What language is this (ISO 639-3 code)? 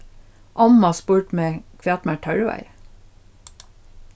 fao